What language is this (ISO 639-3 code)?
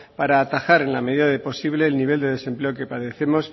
spa